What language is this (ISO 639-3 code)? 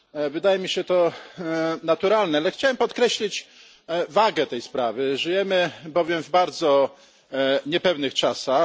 pol